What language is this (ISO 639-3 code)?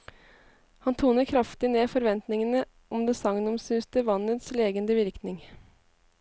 nor